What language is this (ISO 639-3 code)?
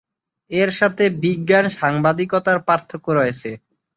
ben